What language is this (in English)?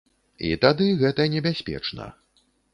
Belarusian